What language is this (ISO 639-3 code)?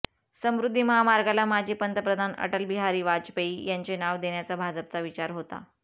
mar